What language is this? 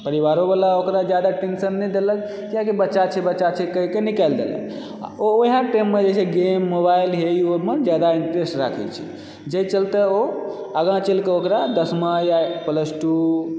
Maithili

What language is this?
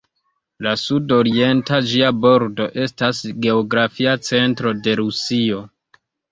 Esperanto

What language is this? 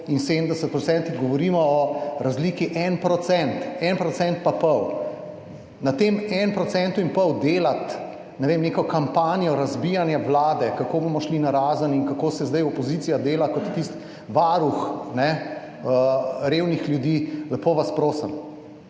Slovenian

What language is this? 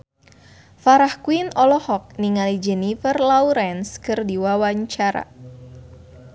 Sundanese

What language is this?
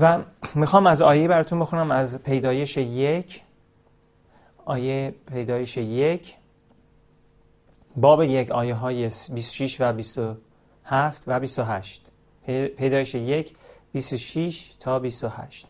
Persian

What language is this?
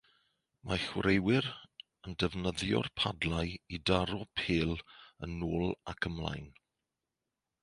Welsh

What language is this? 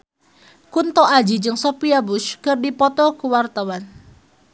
Sundanese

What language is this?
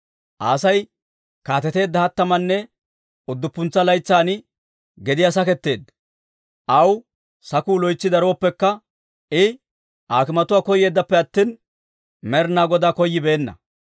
Dawro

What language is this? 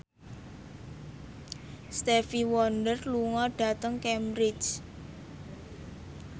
Javanese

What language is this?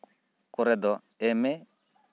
Santali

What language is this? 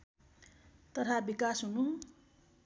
Nepali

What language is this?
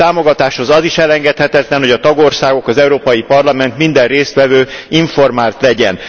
Hungarian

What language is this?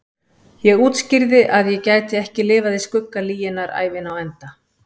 Icelandic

